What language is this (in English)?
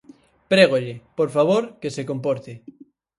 Galician